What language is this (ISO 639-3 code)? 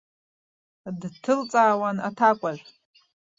abk